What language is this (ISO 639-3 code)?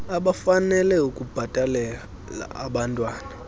xho